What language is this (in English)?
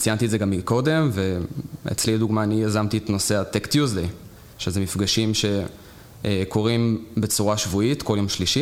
Hebrew